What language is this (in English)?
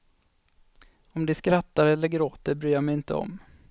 Swedish